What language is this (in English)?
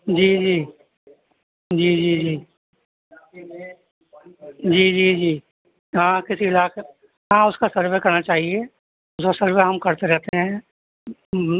Urdu